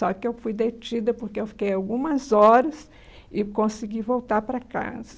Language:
Portuguese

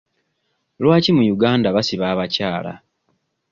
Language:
Ganda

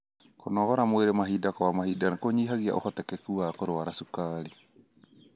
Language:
Kikuyu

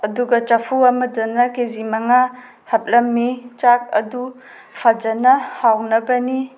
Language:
Manipuri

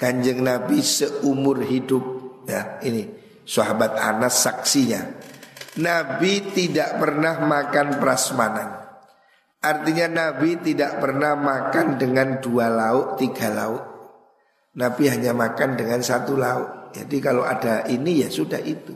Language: Indonesian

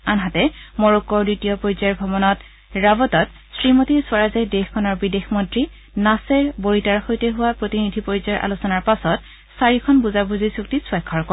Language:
Assamese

